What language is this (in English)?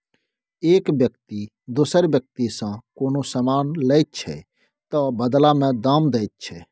Maithili